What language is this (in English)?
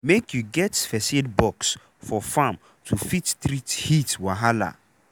Nigerian Pidgin